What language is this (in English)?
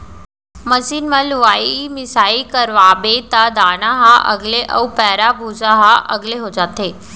Chhattisgarhi